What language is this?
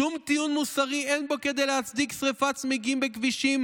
Hebrew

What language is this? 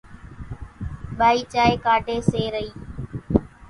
Kachi Koli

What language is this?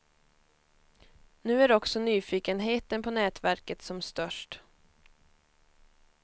Swedish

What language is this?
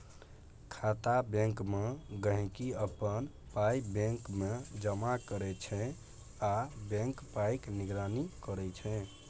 Maithili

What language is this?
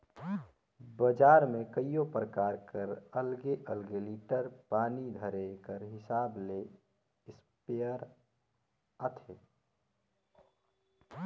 Chhattisgarhi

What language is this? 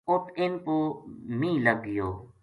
Gujari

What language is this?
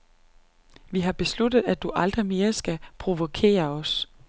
Danish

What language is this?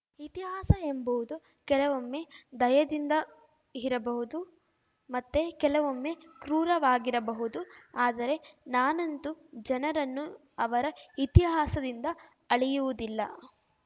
Kannada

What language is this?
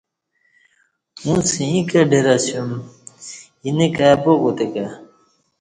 Kati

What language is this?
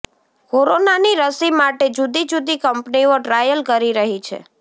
Gujarati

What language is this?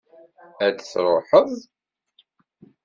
Kabyle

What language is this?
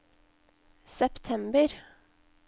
Norwegian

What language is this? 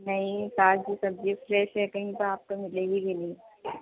Urdu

